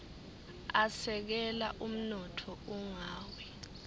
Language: Swati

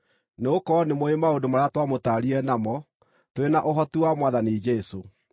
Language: Kikuyu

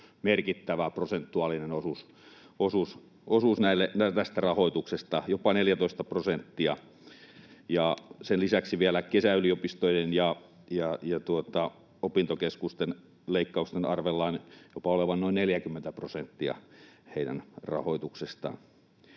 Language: Finnish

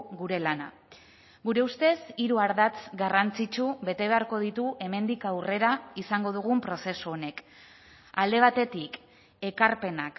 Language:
Basque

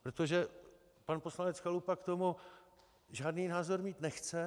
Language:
Czech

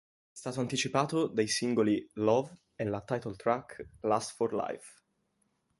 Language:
Italian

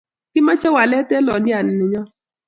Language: Kalenjin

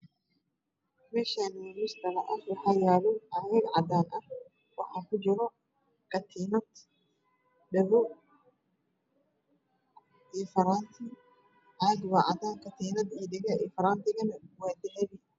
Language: Somali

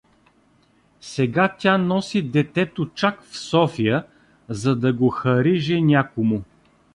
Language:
Bulgarian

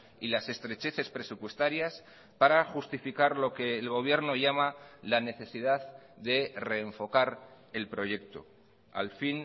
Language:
Spanish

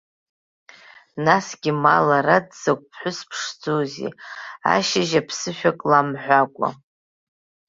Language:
Abkhazian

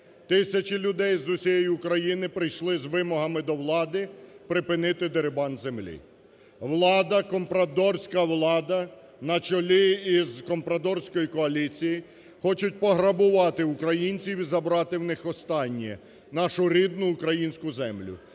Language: Ukrainian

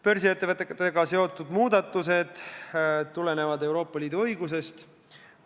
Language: Estonian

